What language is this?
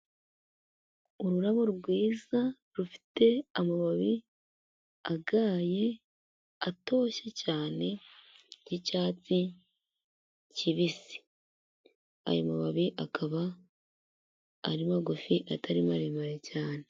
Kinyarwanda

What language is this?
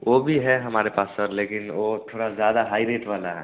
Hindi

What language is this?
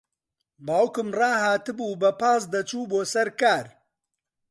Central Kurdish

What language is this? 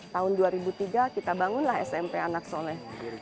Indonesian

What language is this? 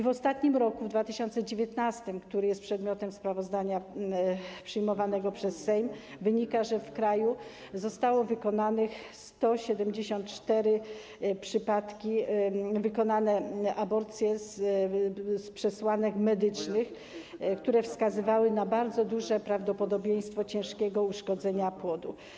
Polish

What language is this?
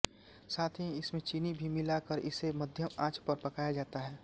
Hindi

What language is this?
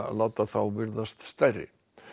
Icelandic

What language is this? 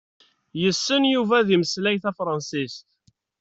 Kabyle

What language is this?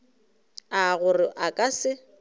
Northern Sotho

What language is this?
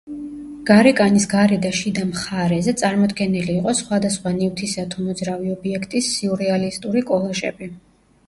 Georgian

